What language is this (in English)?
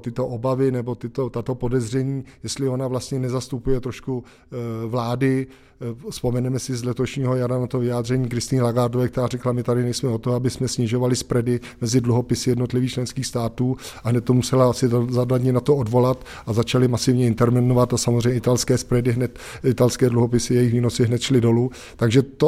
Czech